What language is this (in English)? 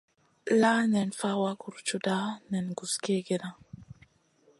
Masana